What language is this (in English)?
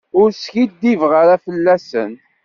Kabyle